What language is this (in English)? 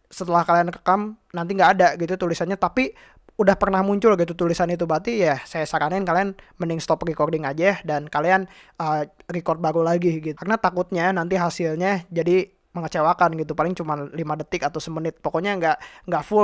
Indonesian